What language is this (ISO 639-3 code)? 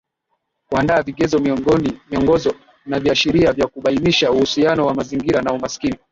swa